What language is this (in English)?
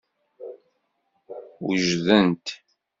Kabyle